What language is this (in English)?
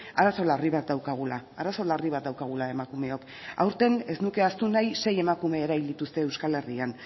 Basque